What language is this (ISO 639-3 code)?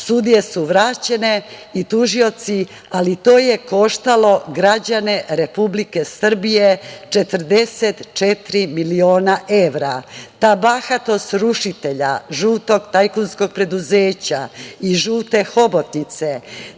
srp